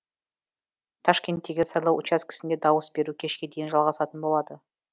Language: Kazakh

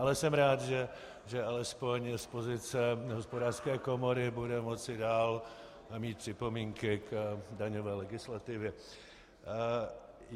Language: Czech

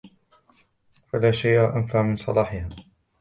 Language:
Arabic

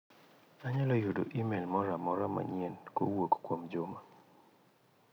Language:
Luo (Kenya and Tanzania)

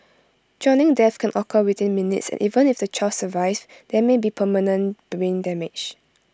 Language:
English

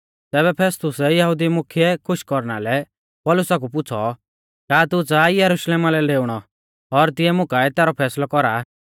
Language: Mahasu Pahari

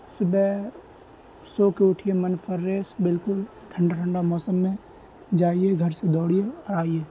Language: Urdu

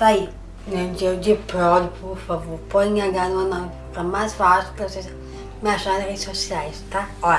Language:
Portuguese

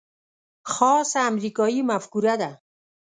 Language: Pashto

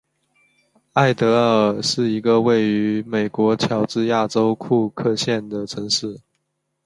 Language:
Chinese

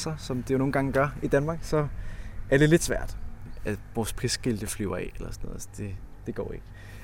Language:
Danish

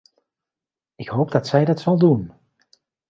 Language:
Dutch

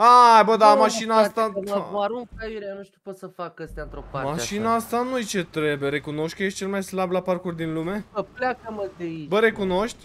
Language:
Romanian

